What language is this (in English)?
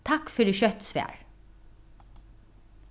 Faroese